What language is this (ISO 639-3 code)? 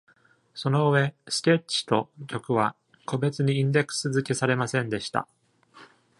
jpn